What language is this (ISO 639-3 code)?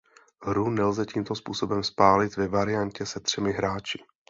ces